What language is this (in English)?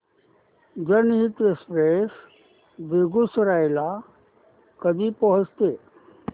Marathi